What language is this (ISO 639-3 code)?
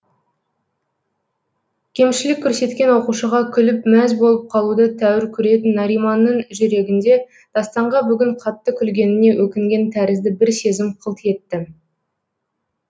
kaz